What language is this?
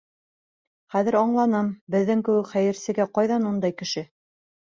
Bashkir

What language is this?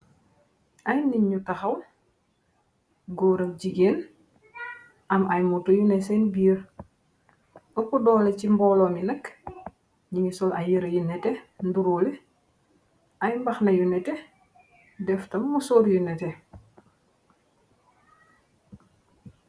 Wolof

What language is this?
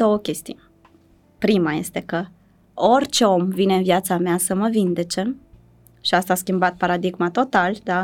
Romanian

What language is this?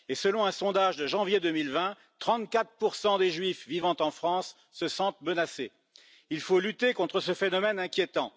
French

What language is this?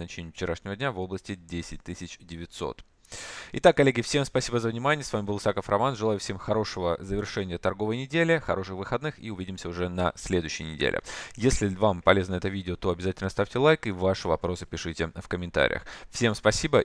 Russian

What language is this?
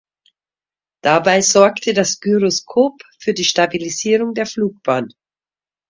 German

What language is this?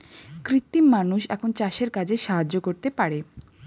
Bangla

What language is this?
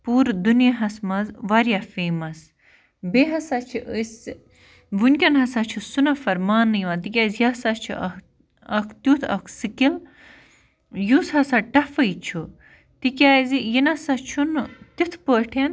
Kashmiri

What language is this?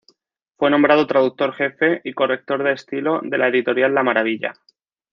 Spanish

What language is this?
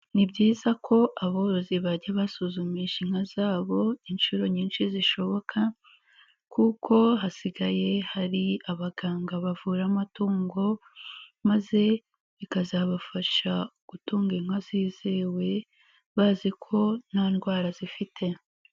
Kinyarwanda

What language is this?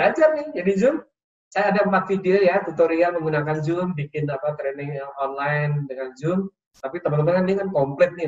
Indonesian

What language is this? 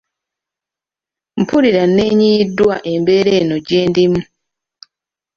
Ganda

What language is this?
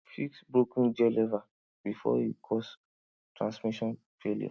Nigerian Pidgin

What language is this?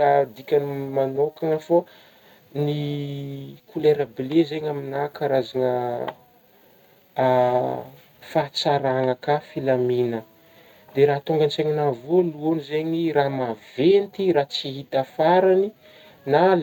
Northern Betsimisaraka Malagasy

